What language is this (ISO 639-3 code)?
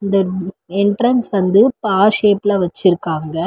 tam